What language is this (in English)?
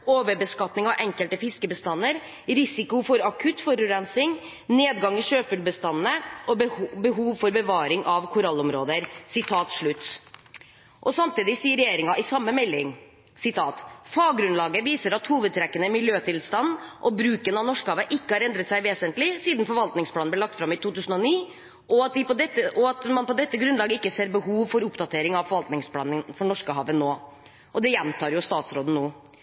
Norwegian Bokmål